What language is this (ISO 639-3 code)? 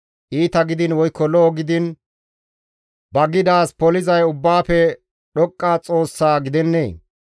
gmv